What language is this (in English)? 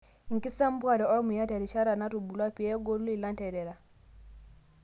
Masai